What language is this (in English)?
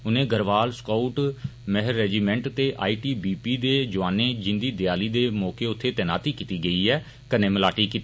Dogri